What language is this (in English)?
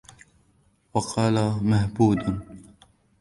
Arabic